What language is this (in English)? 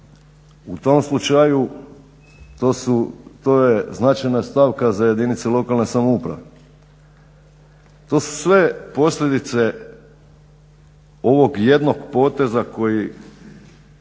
Croatian